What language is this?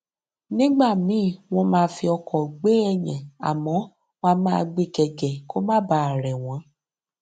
Yoruba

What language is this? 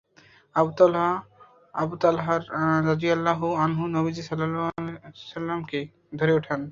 Bangla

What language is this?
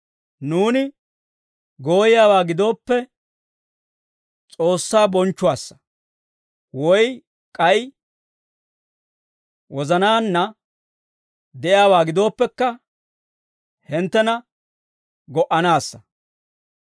Dawro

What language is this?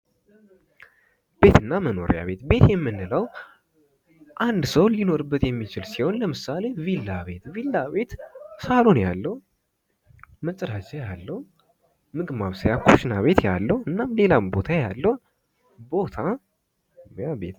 Amharic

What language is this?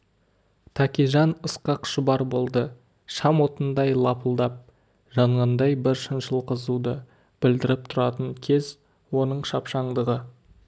Kazakh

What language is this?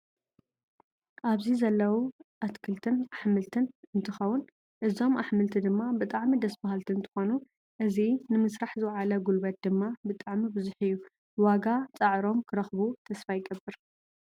Tigrinya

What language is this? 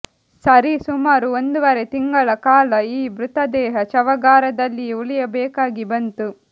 Kannada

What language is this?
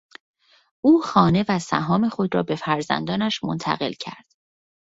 Persian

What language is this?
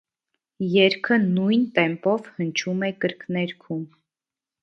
Armenian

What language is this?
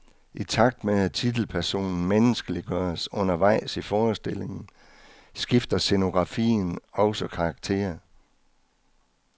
Danish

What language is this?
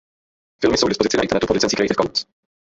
Czech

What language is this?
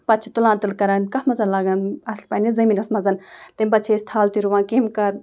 Kashmiri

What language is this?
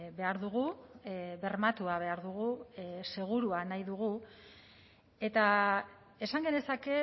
Basque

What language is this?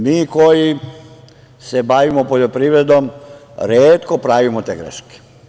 Serbian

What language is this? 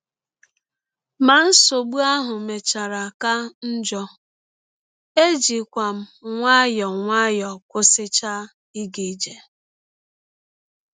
Igbo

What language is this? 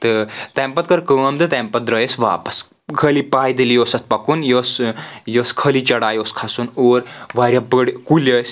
Kashmiri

